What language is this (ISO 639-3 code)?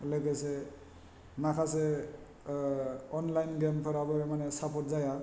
brx